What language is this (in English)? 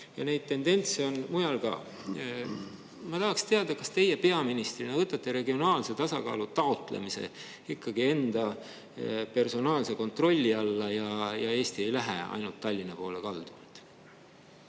Estonian